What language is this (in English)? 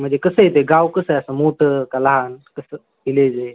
Marathi